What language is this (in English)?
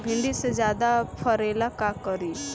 Bhojpuri